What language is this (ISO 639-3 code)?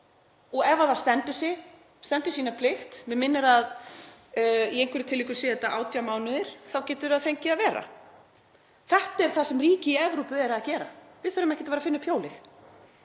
isl